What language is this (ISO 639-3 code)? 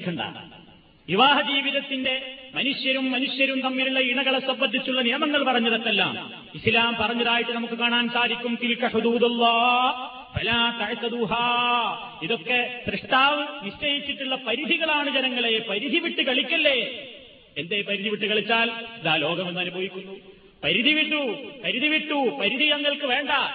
mal